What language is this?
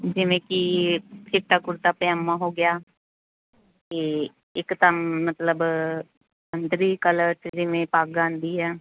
Punjabi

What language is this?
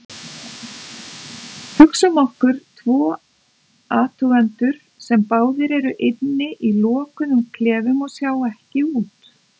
Icelandic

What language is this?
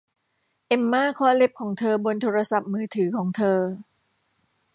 Thai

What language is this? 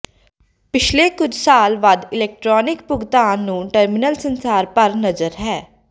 Punjabi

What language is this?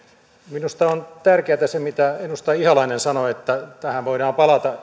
Finnish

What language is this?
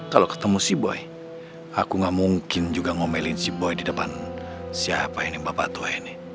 Indonesian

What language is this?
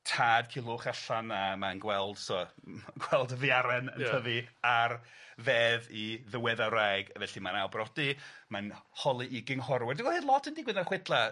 Welsh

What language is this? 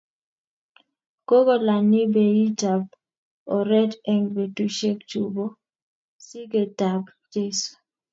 Kalenjin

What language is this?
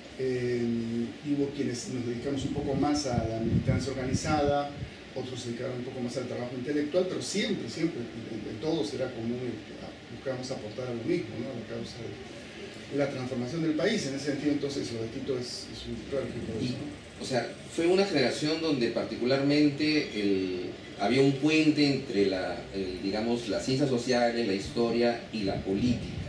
Spanish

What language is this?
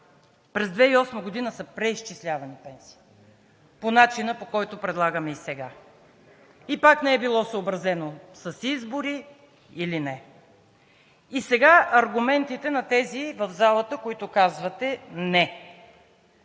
Bulgarian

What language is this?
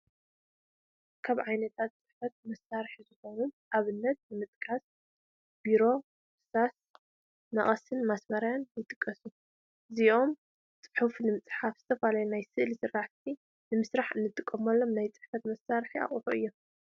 Tigrinya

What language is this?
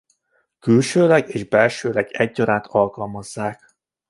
Hungarian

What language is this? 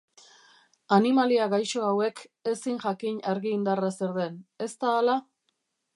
Basque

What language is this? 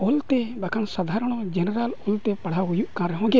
Santali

